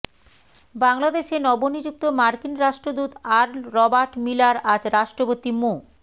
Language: Bangla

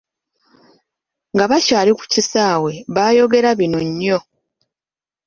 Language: Ganda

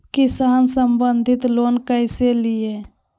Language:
Magahi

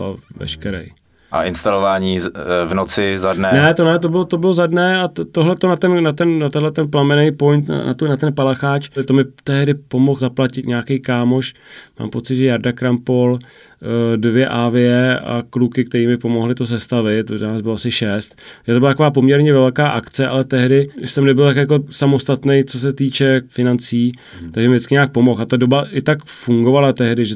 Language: Czech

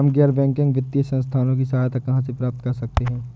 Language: Hindi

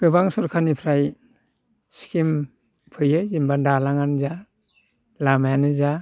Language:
Bodo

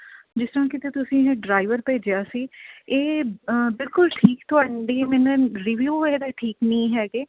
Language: Punjabi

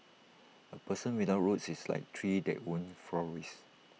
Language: English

